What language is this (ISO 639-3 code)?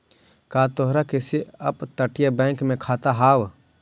mag